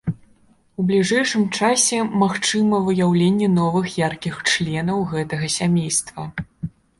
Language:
Belarusian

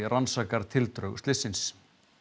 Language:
Icelandic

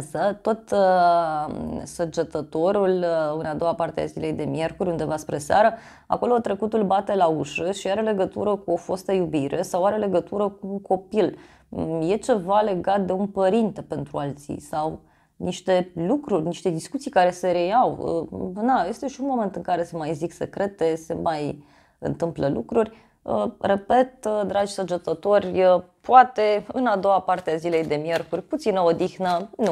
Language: Romanian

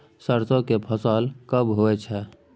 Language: Maithili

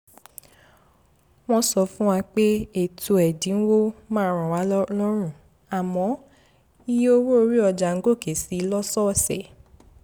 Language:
Yoruba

